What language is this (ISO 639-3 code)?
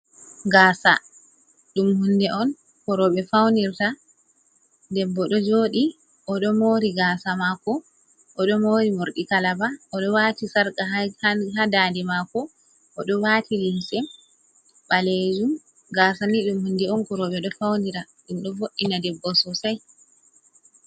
ful